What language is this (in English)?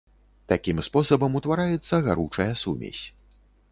Belarusian